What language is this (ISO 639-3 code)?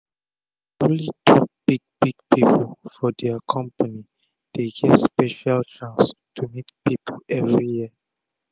pcm